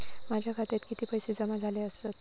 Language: Marathi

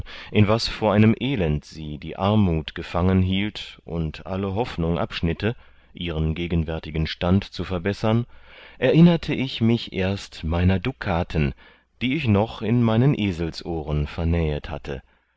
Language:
German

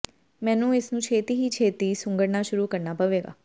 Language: Punjabi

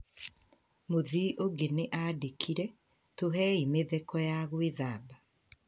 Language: Kikuyu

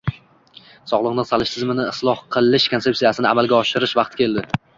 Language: Uzbek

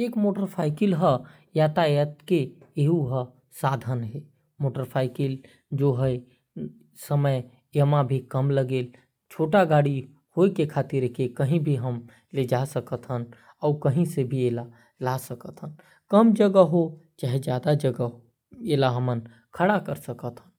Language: Korwa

